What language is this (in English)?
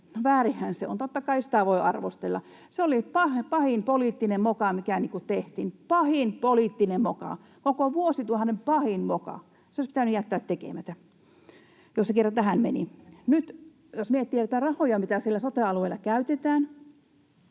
Finnish